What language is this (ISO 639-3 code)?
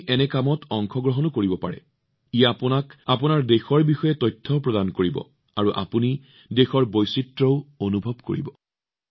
asm